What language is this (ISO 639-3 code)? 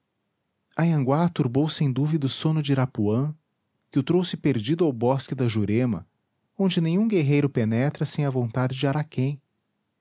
por